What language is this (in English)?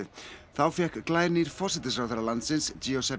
Icelandic